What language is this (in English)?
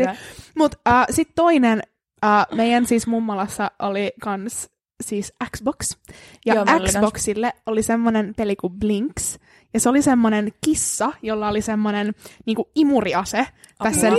Finnish